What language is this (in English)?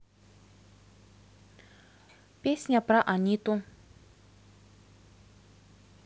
Russian